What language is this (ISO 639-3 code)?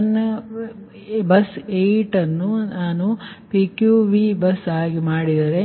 kan